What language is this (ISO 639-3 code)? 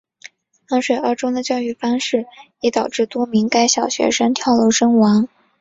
zho